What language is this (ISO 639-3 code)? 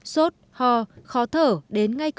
vie